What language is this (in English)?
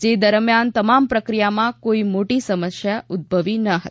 Gujarati